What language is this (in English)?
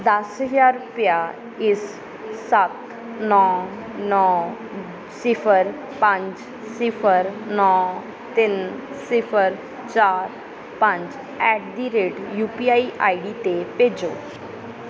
Punjabi